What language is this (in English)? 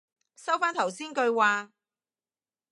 Cantonese